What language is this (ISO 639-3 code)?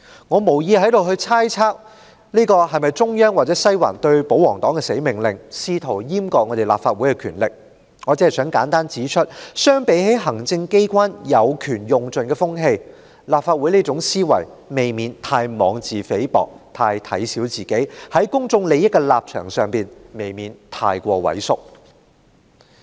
yue